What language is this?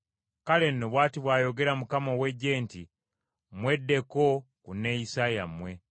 Ganda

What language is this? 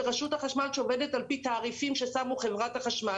Hebrew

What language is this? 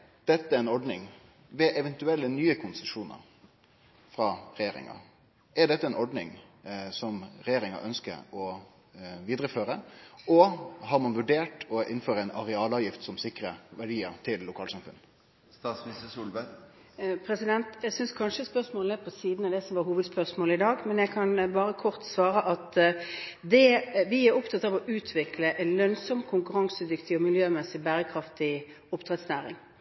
Norwegian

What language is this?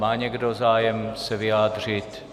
Czech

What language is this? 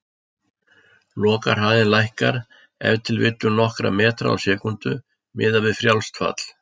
Icelandic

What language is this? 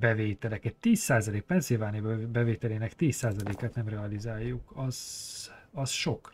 Hungarian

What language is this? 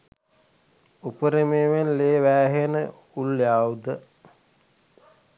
Sinhala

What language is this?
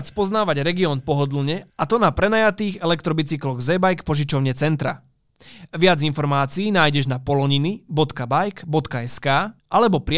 Slovak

